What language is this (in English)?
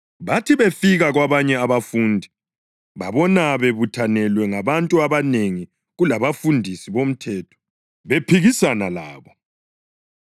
North Ndebele